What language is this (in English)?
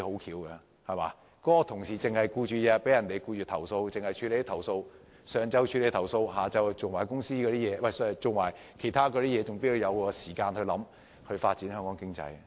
Cantonese